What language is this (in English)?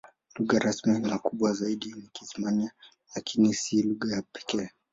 Swahili